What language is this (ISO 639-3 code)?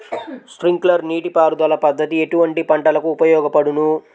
tel